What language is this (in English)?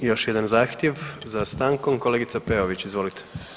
Croatian